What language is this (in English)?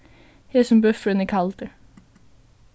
Faroese